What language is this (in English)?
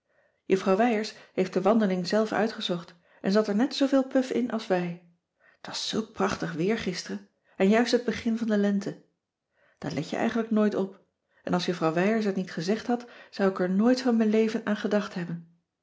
Dutch